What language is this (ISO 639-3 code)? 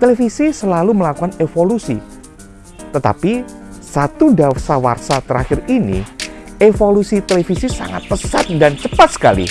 ind